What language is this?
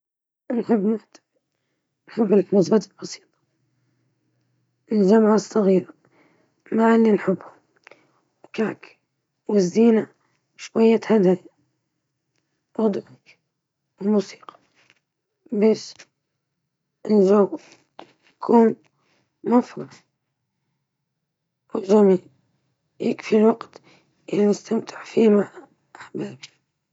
Libyan Arabic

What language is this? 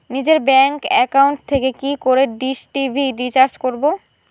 Bangla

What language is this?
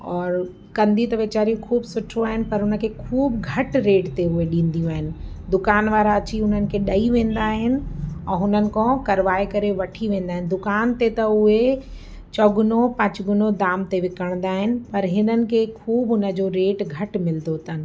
Sindhi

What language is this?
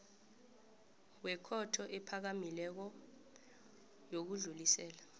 South Ndebele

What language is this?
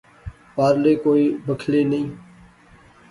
Pahari-Potwari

